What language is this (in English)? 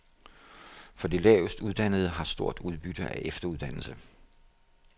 Danish